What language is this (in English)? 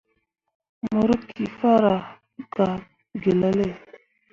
Mundang